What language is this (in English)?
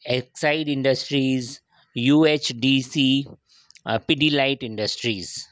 Sindhi